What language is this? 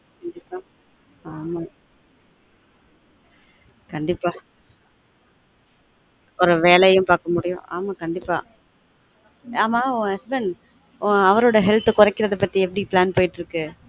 Tamil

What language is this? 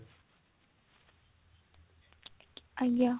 Odia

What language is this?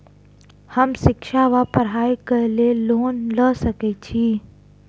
Maithili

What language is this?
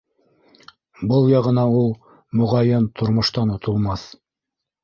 Bashkir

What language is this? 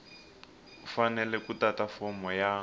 Tsonga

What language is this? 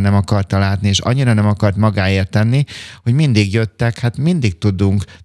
Hungarian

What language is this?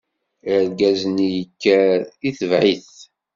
Kabyle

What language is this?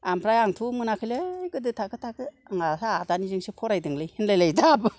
Bodo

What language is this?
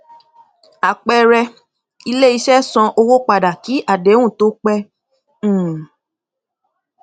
Yoruba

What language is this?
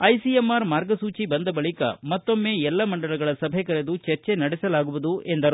Kannada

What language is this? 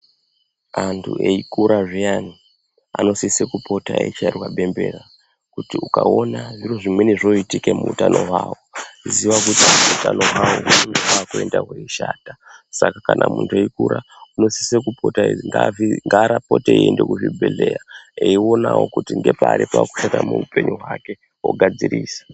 Ndau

